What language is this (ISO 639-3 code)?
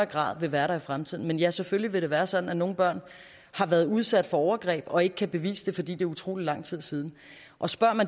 dan